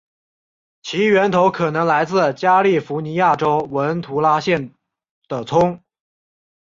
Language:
Chinese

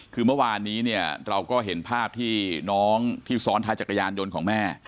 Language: Thai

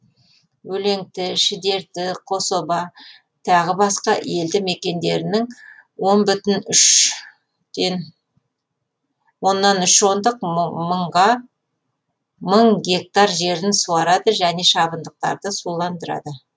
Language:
Kazakh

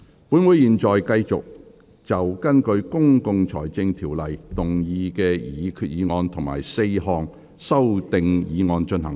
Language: Cantonese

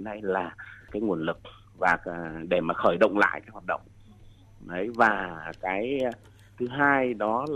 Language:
Vietnamese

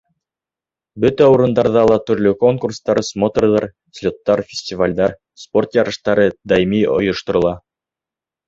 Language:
Bashkir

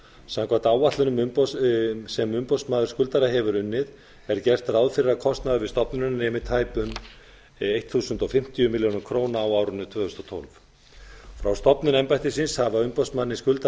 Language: Icelandic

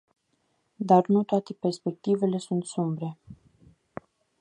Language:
Romanian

